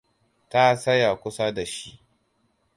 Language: Hausa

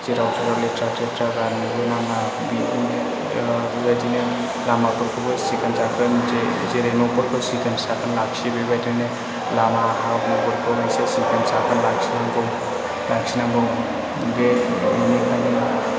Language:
Bodo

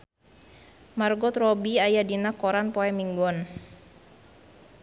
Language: Sundanese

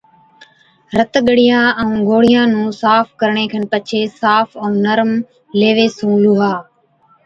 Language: Od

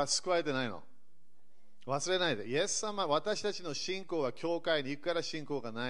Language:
Japanese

